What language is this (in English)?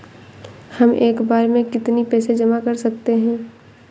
Hindi